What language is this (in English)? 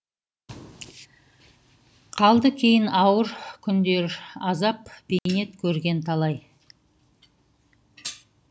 Kazakh